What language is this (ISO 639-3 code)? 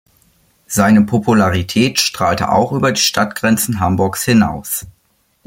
deu